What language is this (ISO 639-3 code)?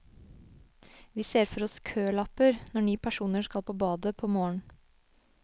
nor